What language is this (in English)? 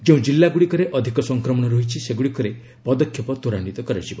Odia